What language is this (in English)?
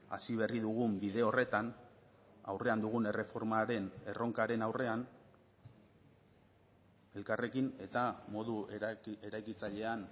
Basque